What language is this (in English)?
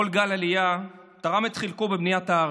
Hebrew